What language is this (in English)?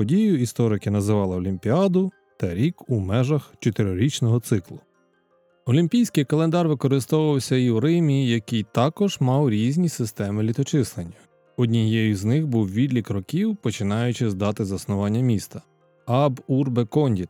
Ukrainian